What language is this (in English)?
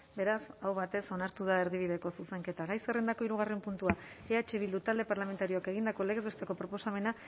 Basque